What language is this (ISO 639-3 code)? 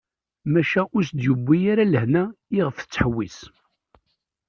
kab